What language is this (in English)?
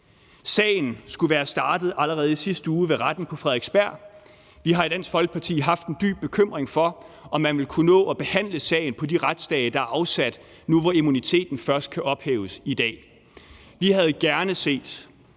Danish